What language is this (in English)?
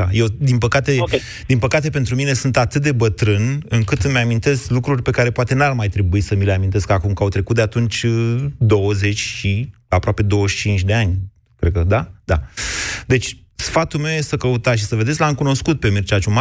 Romanian